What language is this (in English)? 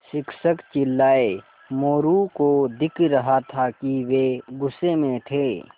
Hindi